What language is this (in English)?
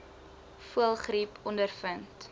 Afrikaans